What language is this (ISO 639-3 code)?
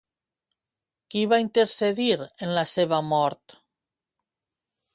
cat